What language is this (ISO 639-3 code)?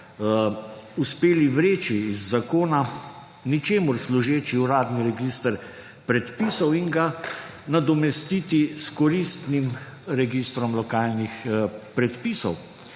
slv